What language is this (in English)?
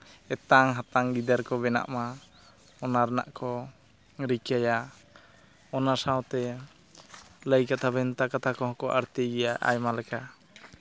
Santali